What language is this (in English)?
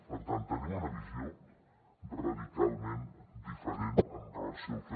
Catalan